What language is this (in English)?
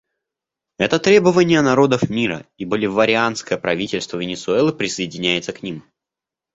Russian